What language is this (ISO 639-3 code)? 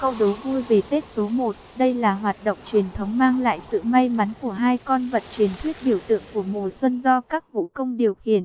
vie